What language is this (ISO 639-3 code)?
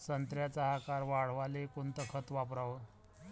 mar